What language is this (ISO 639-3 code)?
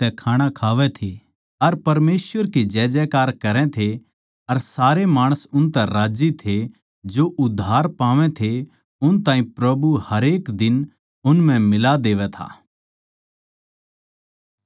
bgc